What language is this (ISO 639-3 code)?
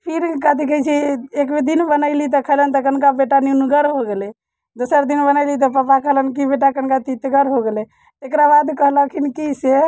mai